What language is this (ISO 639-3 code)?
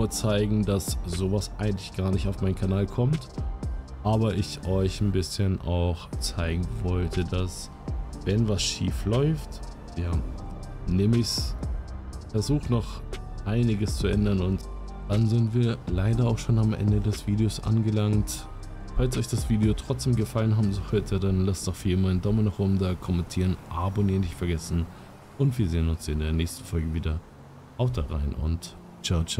deu